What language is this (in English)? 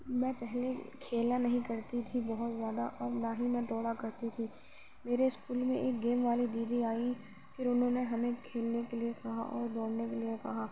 Urdu